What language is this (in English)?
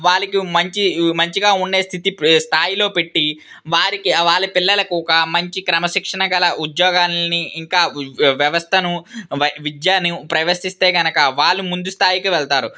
Telugu